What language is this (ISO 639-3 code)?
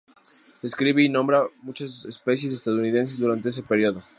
spa